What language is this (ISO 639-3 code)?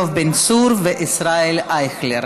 heb